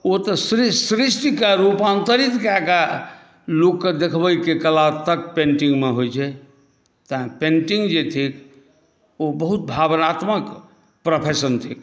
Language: Maithili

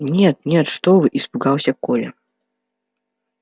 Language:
Russian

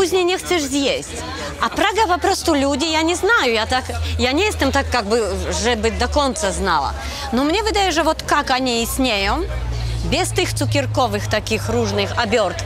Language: Polish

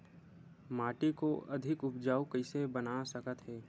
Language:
Chhattisgarhi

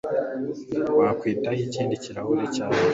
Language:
Kinyarwanda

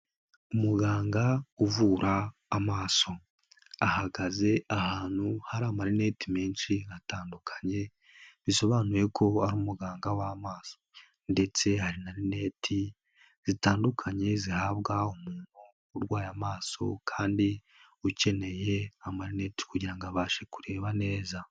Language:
Kinyarwanda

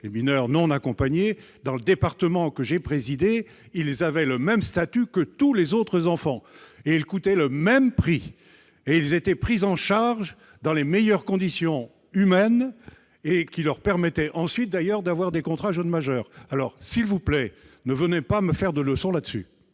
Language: French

